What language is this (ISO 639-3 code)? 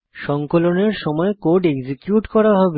ben